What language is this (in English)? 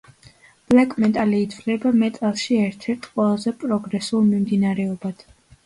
Georgian